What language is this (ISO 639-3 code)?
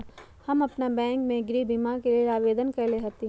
mag